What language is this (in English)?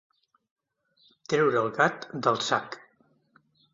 Catalan